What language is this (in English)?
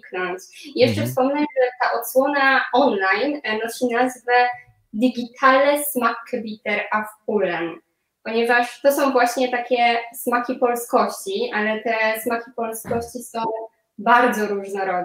Polish